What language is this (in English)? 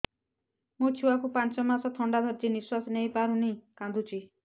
Odia